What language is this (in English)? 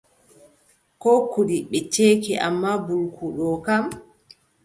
Adamawa Fulfulde